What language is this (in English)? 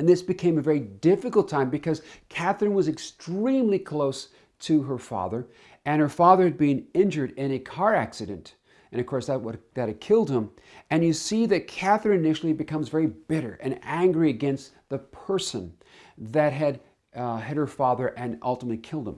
English